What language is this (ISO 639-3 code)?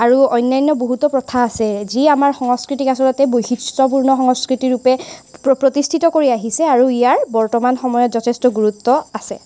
asm